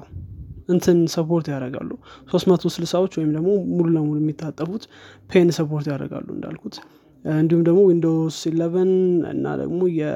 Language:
Amharic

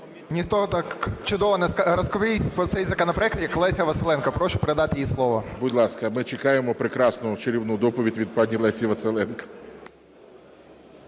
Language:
Ukrainian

